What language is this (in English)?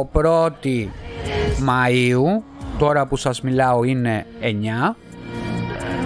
Greek